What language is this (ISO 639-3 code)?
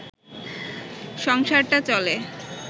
ben